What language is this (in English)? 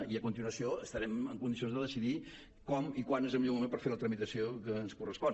Catalan